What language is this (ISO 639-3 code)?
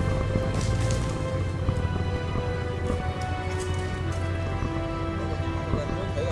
vie